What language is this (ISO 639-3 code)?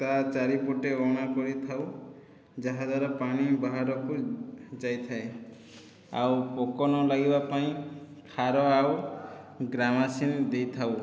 ori